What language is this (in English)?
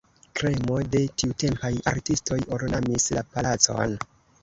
Esperanto